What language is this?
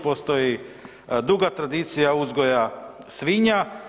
Croatian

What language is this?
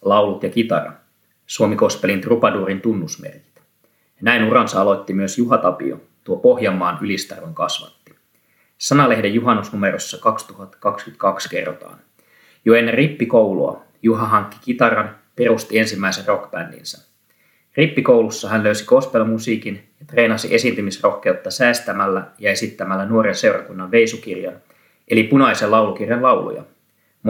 Finnish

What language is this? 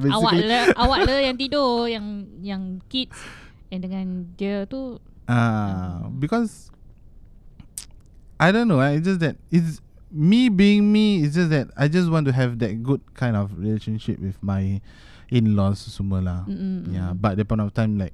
Malay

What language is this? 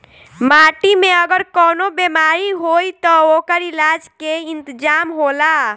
Bhojpuri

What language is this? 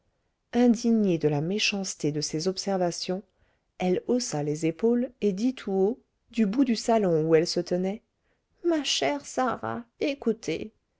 French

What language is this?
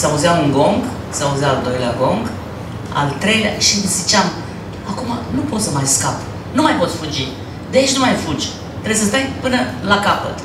Romanian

